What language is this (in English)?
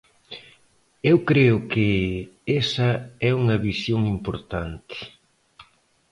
Galician